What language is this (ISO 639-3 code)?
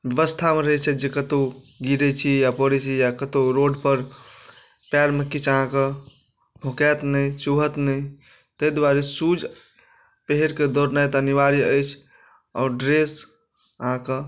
mai